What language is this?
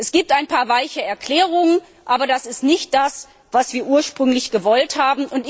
German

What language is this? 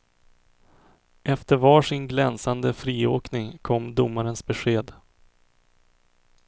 Swedish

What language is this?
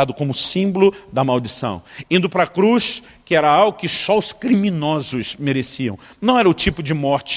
Portuguese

